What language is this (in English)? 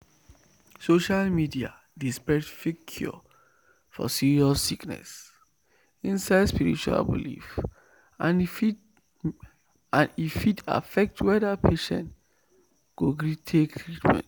Nigerian Pidgin